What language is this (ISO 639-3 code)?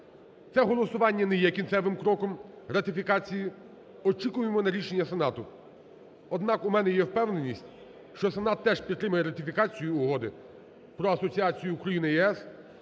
ukr